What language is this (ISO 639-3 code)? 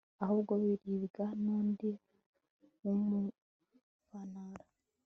kin